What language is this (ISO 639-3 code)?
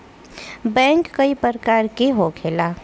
bho